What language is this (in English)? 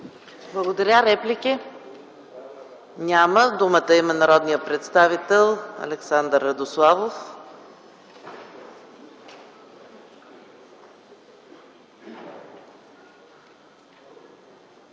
Bulgarian